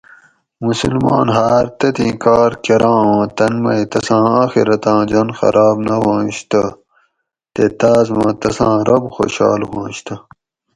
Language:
Gawri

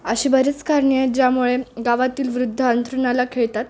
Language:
Marathi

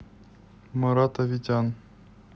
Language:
Russian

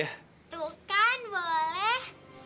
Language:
Indonesian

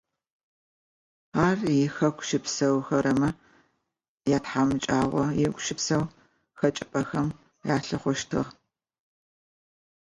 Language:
Adyghe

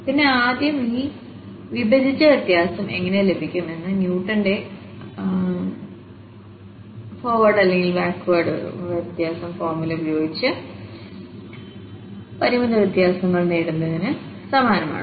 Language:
Malayalam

